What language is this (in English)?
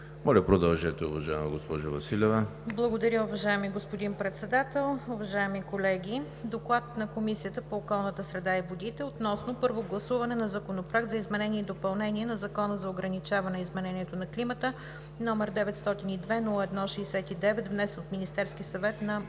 Bulgarian